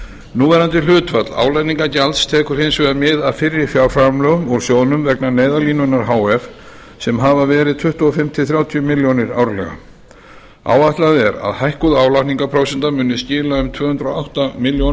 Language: Icelandic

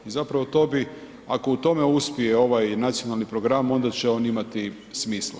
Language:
Croatian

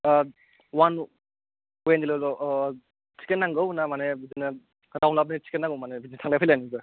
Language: Bodo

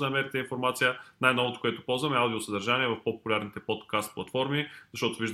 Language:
Bulgarian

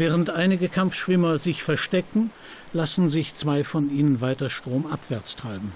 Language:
German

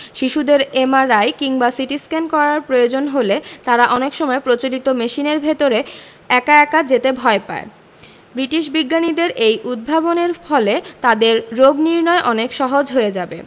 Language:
Bangla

